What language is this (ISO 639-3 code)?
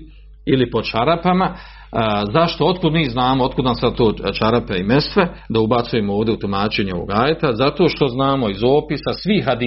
hrv